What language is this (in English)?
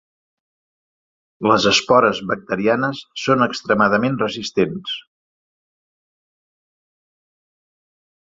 Catalan